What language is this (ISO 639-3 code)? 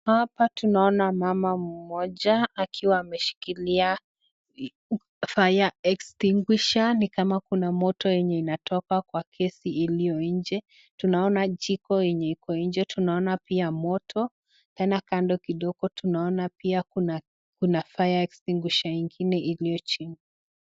swa